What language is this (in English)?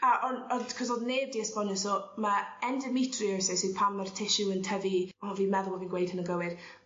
Welsh